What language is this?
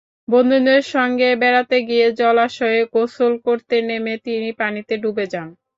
Bangla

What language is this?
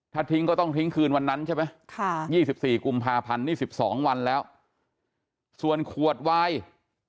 Thai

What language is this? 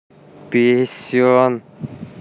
Russian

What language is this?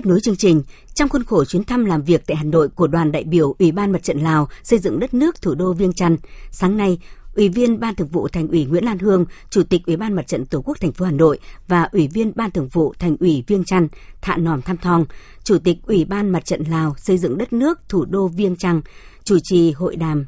Vietnamese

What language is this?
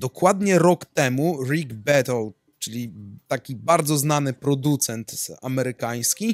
Polish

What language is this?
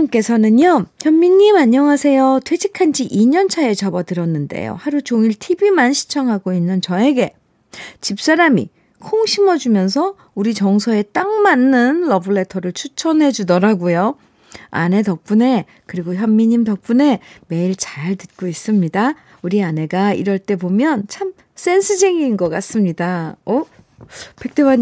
Korean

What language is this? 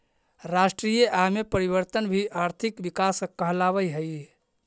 Magahi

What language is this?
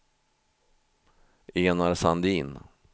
Swedish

